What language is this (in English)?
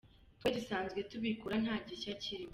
Kinyarwanda